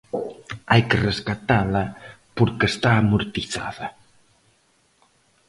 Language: Galician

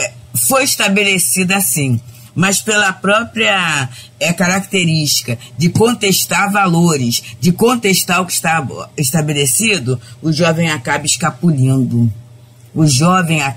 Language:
Portuguese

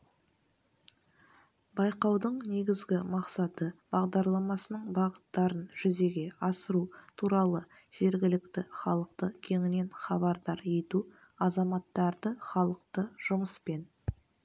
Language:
Kazakh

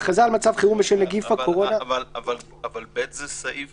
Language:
Hebrew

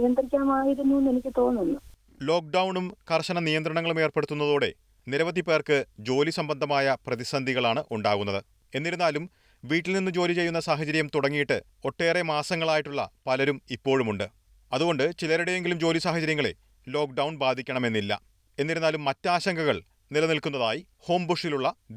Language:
Malayalam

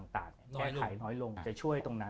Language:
Thai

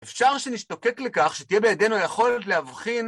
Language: Hebrew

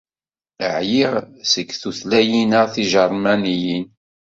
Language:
Kabyle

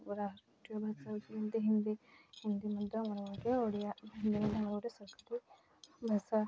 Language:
Odia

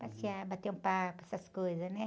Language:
Portuguese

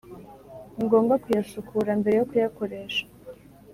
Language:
Kinyarwanda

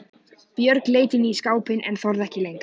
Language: Icelandic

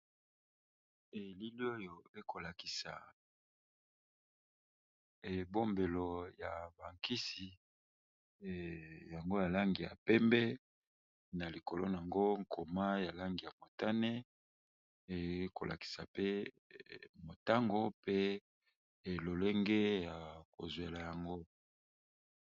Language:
Lingala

